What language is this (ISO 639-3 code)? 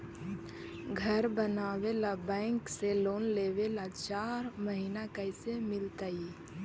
mag